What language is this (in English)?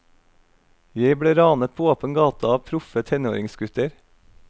Norwegian